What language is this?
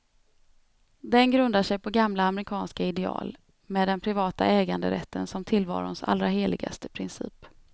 Swedish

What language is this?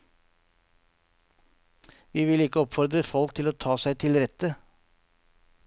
Norwegian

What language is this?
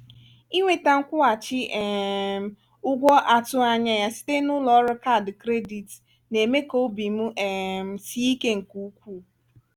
Igbo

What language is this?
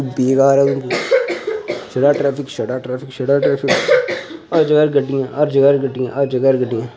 Dogri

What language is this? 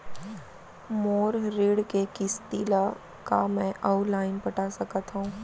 Chhattisgarhi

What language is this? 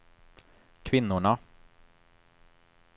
Swedish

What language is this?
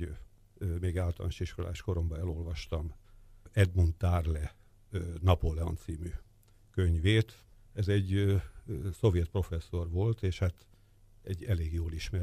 Hungarian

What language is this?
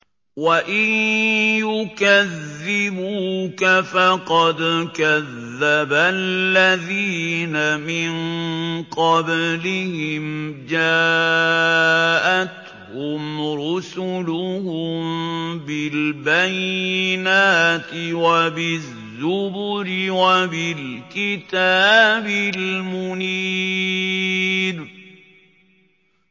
Arabic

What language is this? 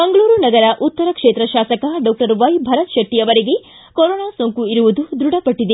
Kannada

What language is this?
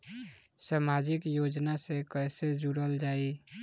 Bhojpuri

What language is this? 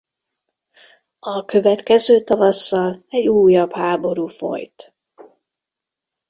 Hungarian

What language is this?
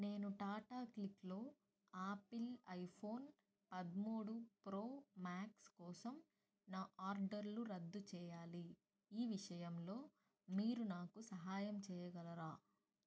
Telugu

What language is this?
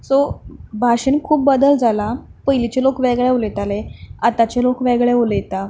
Konkani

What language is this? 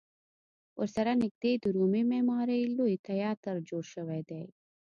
Pashto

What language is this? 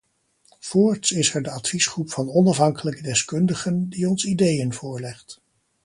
Dutch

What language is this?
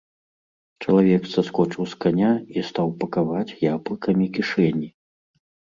Belarusian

